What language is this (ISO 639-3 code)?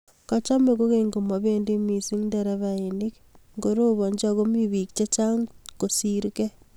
kln